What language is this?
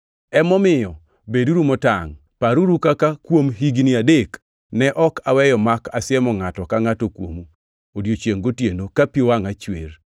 Luo (Kenya and Tanzania)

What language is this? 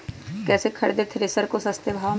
Magahi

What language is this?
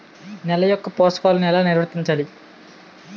Telugu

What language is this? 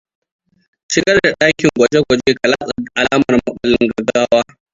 Hausa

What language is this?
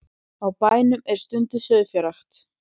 Icelandic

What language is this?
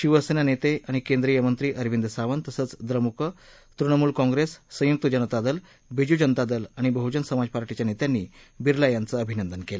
Marathi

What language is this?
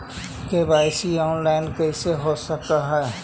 Magahi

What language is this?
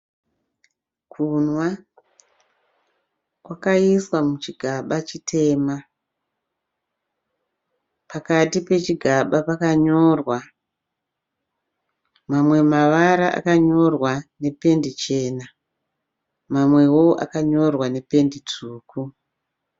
Shona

